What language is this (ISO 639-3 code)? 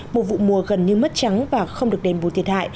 vie